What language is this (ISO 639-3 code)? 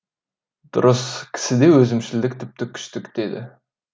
kaz